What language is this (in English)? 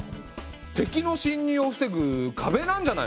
Japanese